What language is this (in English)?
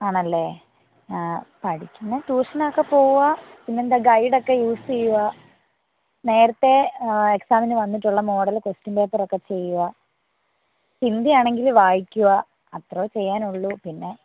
Malayalam